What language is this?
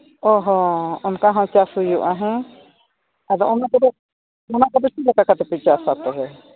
Santali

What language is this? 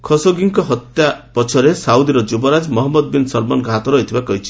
Odia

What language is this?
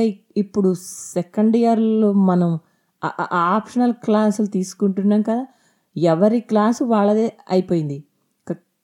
Telugu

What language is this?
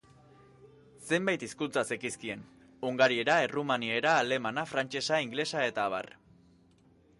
Basque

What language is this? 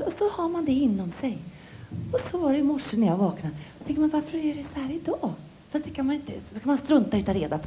Swedish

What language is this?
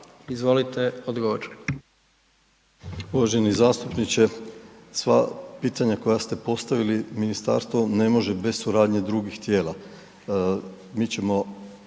Croatian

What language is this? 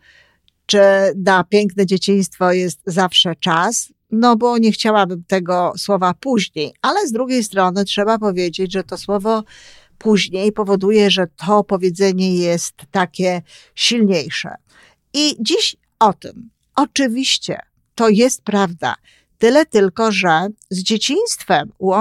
Polish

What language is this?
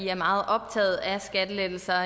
Danish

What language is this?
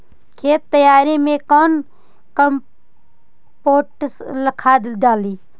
Magahi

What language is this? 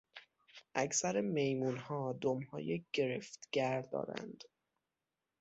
Persian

